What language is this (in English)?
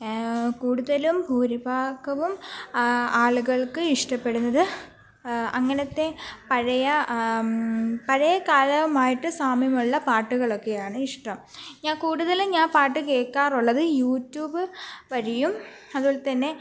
Malayalam